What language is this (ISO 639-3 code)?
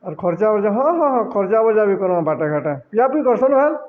ori